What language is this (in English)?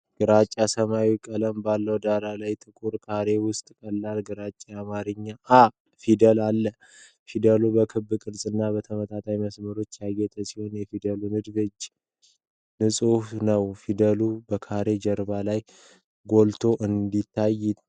Amharic